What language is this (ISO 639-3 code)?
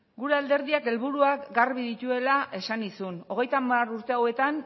eus